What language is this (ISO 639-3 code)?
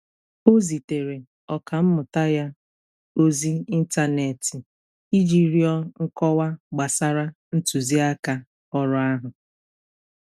ibo